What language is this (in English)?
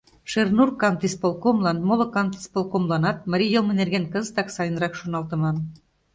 Mari